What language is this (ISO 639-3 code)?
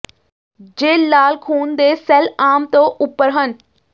pan